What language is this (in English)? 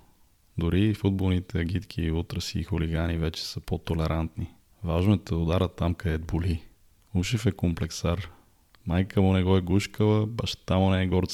Bulgarian